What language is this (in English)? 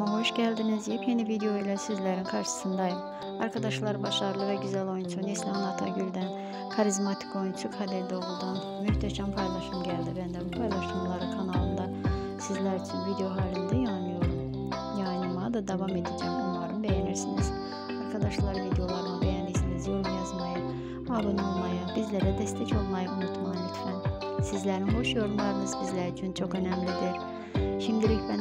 Turkish